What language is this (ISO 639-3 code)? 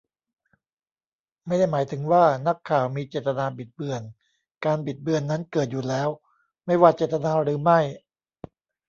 tha